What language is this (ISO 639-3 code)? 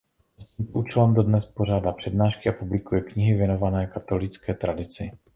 ces